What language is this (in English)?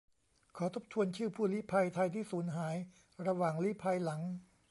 Thai